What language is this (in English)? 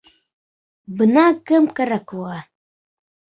Bashkir